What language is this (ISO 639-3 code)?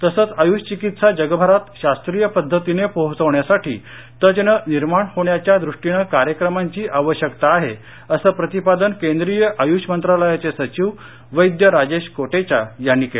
mar